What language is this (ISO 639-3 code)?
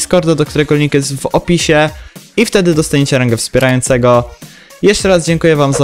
pol